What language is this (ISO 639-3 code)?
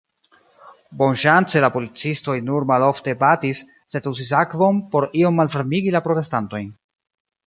epo